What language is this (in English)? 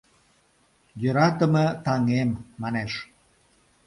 Mari